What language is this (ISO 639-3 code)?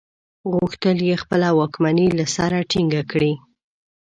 pus